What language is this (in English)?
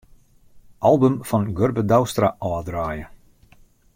Western Frisian